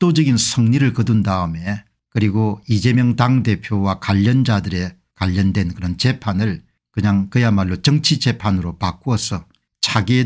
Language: Korean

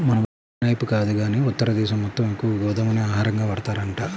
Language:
Telugu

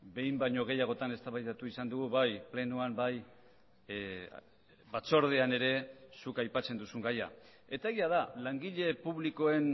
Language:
Basque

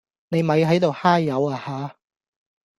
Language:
Cantonese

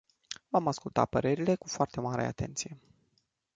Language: Romanian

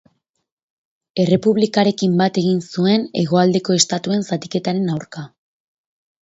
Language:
Basque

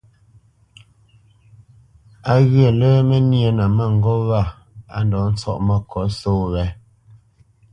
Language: Bamenyam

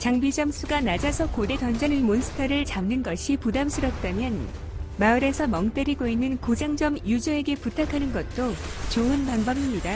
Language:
Korean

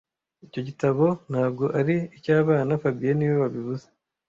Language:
Kinyarwanda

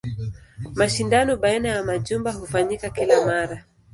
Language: Swahili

